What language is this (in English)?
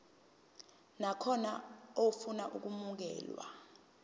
Zulu